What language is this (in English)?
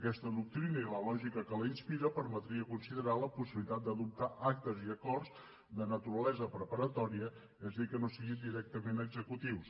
Catalan